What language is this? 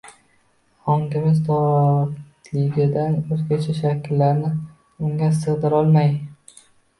Uzbek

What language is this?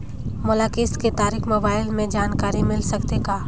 Chhattisgarhi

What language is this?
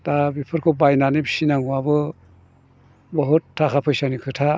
Bodo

